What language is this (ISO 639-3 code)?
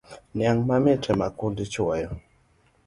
luo